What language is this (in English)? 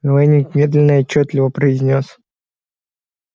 Russian